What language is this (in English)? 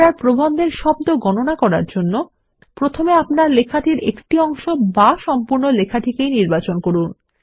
Bangla